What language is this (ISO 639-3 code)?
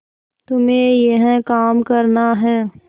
hin